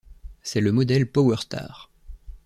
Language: French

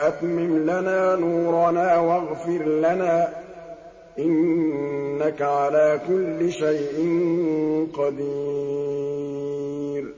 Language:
Arabic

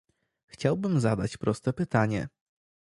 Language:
Polish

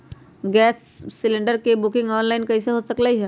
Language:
Magahi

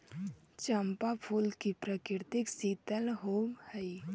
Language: Magahi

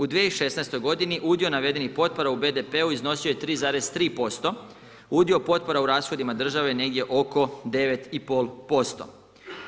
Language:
Croatian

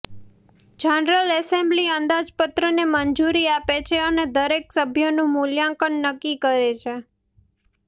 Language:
Gujarati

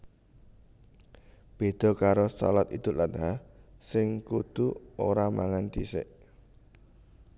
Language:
Javanese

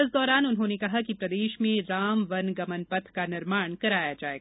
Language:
Hindi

